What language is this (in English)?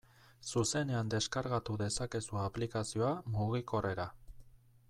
Basque